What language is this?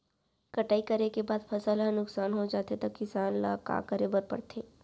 Chhattisgarhi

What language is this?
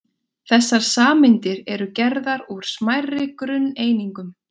Icelandic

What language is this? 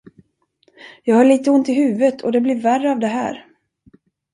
Swedish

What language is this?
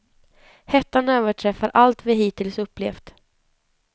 Swedish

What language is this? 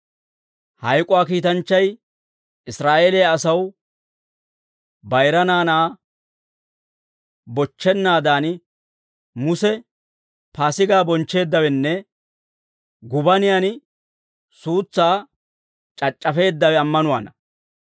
Dawro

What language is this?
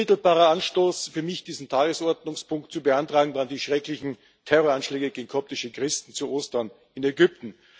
German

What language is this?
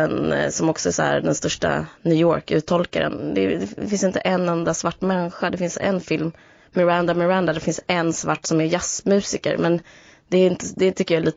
Swedish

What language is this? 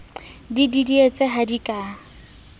Southern Sotho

